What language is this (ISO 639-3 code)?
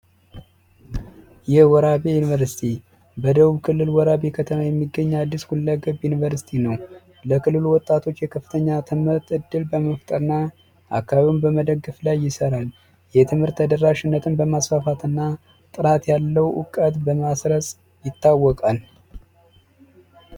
amh